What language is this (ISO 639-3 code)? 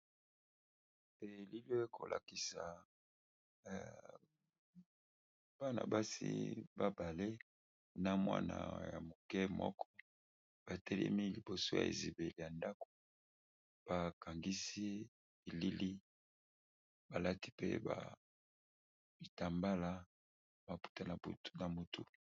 lin